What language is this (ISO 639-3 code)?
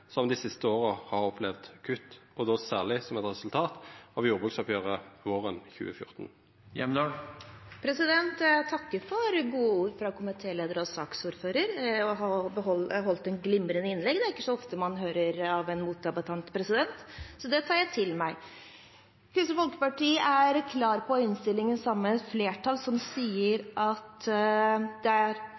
nor